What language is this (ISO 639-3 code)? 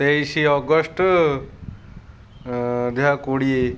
ori